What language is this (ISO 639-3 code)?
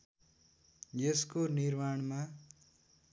nep